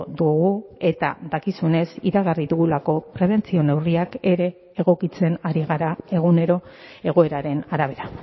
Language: Basque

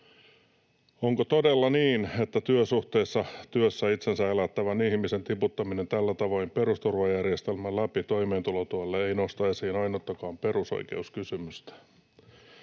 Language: Finnish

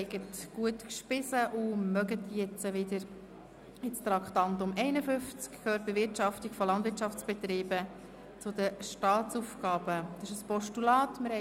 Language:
Swiss German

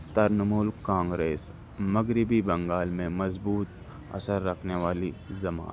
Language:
Urdu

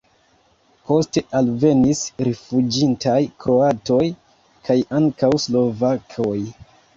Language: Esperanto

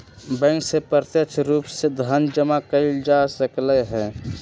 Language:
Magahi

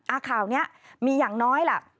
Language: Thai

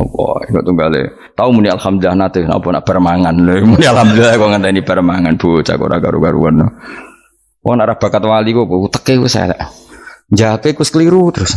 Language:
Indonesian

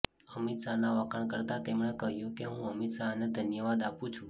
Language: Gujarati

